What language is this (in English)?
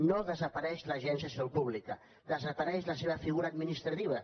Catalan